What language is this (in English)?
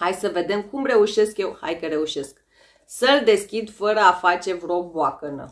Romanian